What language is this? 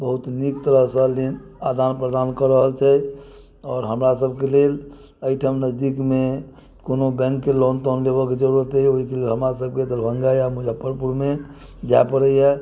Maithili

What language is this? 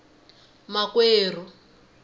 Tsonga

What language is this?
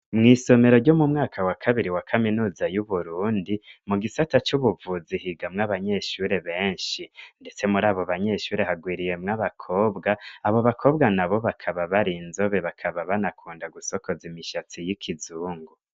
Rundi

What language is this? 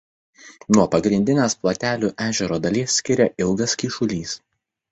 Lithuanian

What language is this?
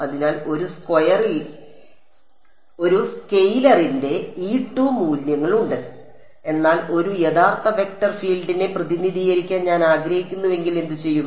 Malayalam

